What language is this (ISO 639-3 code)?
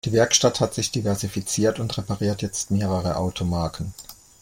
deu